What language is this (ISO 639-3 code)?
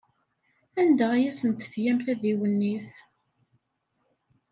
kab